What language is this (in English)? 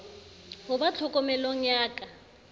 Southern Sotho